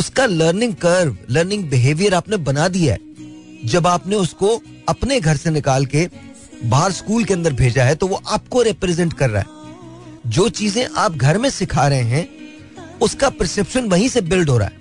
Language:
Hindi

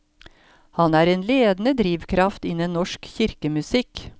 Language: Norwegian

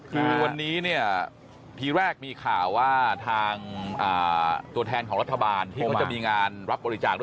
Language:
Thai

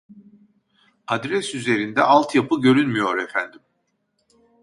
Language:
Turkish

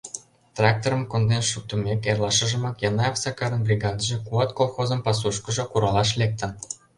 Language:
Mari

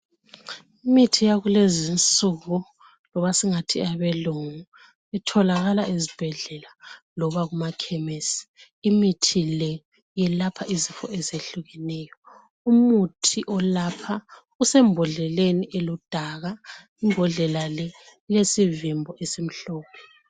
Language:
North Ndebele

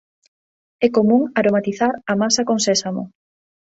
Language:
Galician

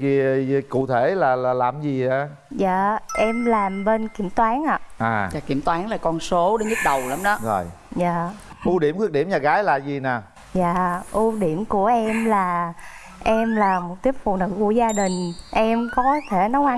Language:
Vietnamese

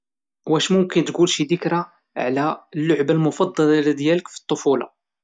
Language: Moroccan Arabic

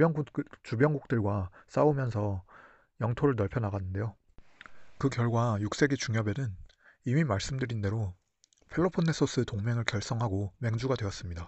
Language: Korean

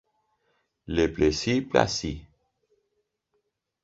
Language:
Spanish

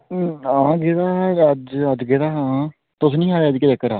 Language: Dogri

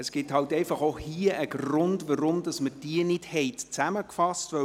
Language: Swiss German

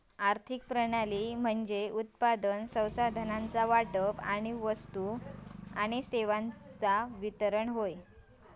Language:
Marathi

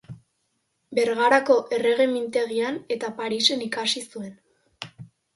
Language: Basque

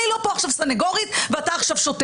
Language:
Hebrew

